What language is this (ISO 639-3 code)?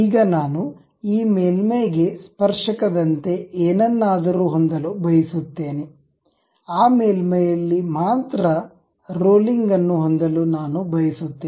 kan